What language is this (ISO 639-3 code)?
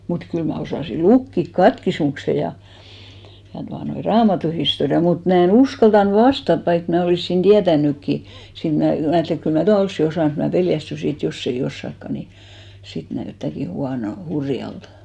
fin